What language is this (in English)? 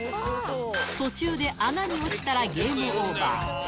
Japanese